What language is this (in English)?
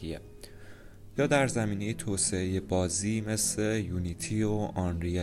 Persian